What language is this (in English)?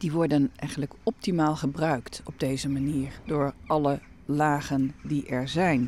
Dutch